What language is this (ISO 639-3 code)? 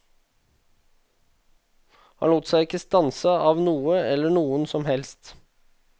nor